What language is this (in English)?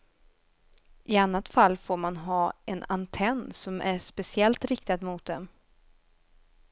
Swedish